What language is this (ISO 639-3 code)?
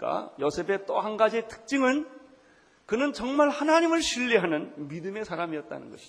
kor